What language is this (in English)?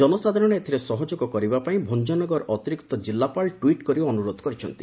Odia